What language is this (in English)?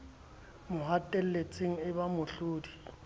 Southern Sotho